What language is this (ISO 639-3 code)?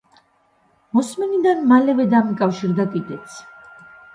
kat